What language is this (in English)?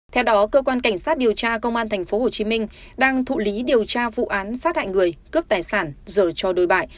Vietnamese